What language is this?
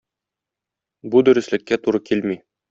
Tatar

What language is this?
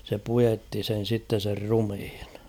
Finnish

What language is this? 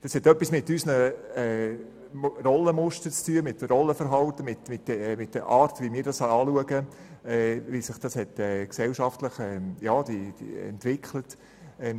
Swiss German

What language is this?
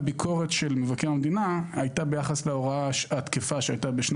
Hebrew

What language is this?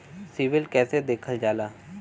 Bhojpuri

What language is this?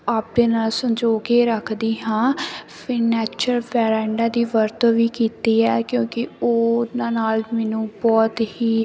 Punjabi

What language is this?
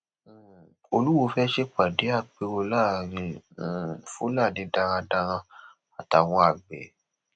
Yoruba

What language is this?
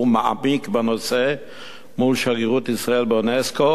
Hebrew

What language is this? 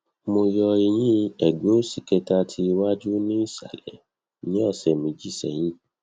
Yoruba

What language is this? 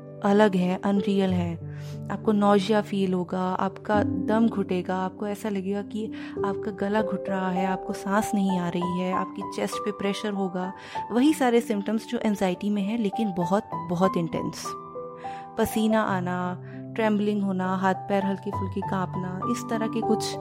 Hindi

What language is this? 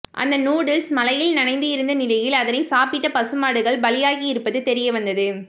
Tamil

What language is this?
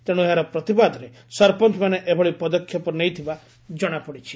Odia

